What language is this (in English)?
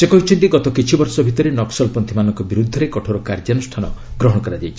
Odia